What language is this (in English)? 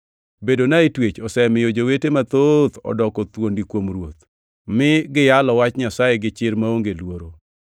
Luo (Kenya and Tanzania)